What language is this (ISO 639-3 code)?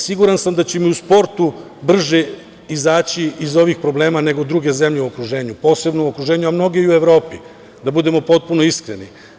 srp